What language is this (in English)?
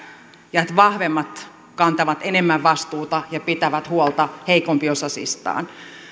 Finnish